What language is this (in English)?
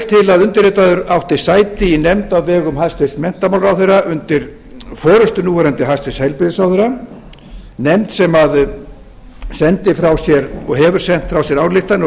Icelandic